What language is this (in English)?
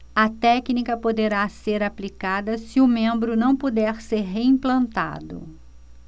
Portuguese